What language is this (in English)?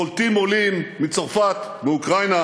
Hebrew